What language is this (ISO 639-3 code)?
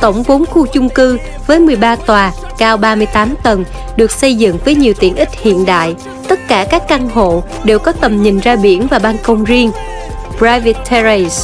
vie